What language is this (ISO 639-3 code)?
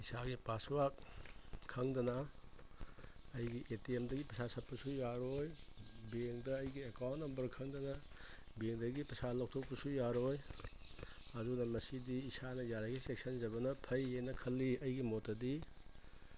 mni